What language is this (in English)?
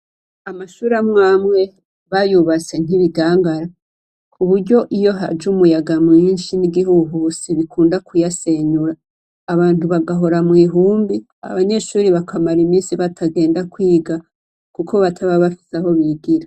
Rundi